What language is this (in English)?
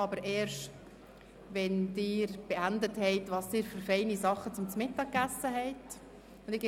Swiss German